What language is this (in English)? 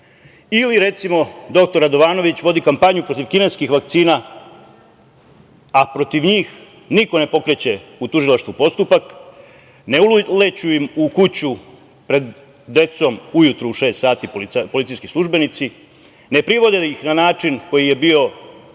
Serbian